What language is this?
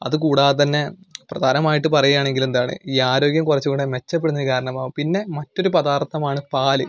Malayalam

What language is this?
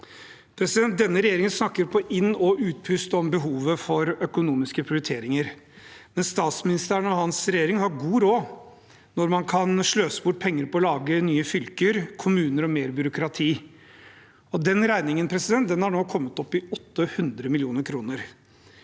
Norwegian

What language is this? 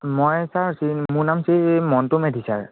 Assamese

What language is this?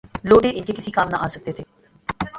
Urdu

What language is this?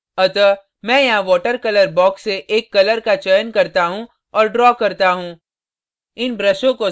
Hindi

